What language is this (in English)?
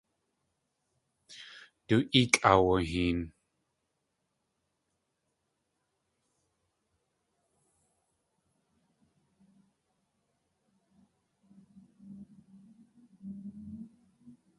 Tlingit